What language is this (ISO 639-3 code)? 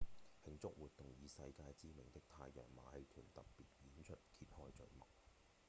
yue